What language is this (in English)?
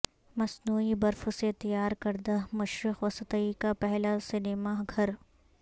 Urdu